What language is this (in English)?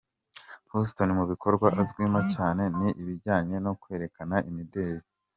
Kinyarwanda